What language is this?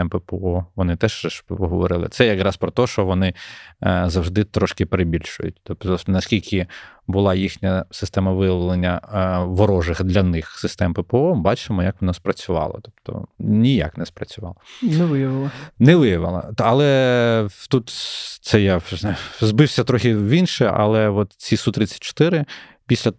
Ukrainian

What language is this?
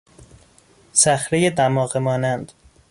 Persian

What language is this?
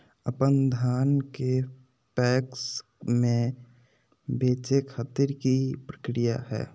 Magahi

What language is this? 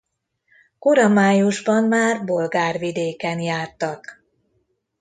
Hungarian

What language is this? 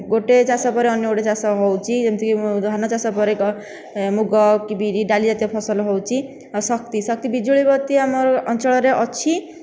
Odia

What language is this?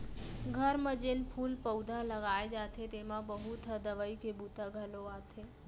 Chhattisgarhi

